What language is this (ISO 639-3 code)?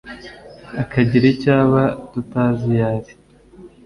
kin